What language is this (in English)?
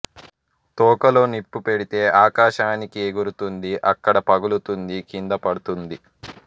Telugu